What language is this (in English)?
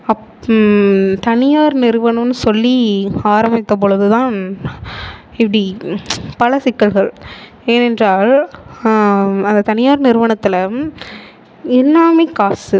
Tamil